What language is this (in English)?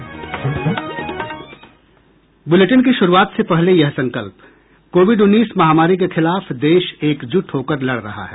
Hindi